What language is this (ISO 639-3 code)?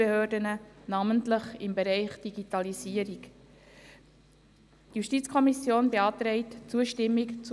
gsw